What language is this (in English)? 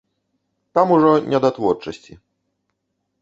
Belarusian